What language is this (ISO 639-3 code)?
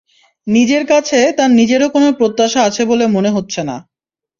ben